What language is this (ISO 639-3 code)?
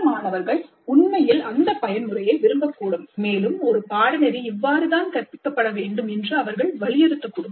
tam